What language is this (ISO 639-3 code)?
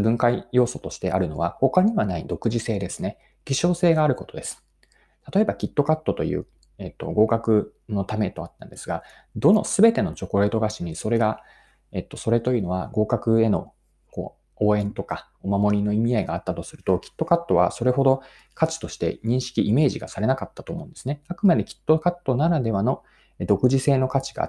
jpn